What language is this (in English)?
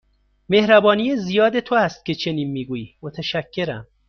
Persian